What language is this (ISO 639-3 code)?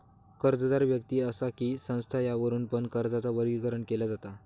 mar